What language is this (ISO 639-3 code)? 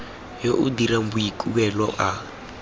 tsn